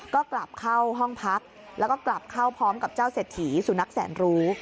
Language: Thai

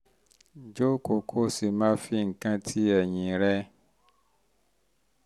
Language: Yoruba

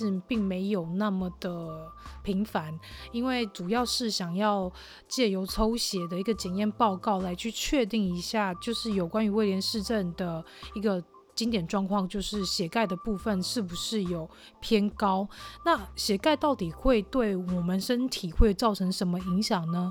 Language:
Chinese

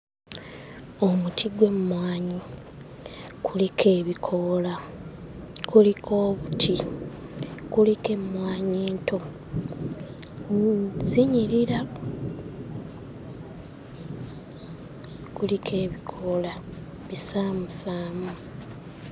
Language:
Ganda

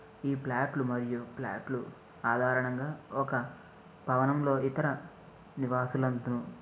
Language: Telugu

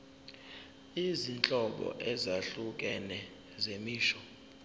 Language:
Zulu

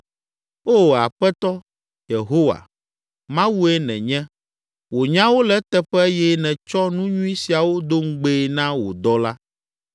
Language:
Ewe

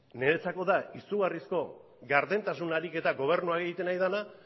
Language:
Basque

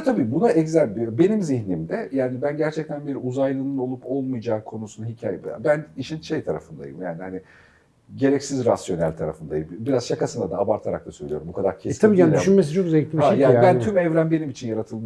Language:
Turkish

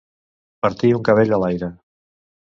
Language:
Catalan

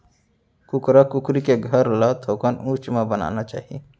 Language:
Chhattisgarhi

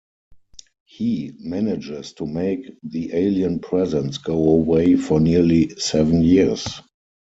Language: English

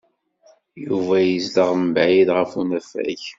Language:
Kabyle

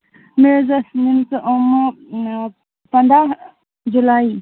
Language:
Kashmiri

